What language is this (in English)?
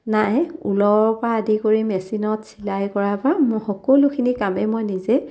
Assamese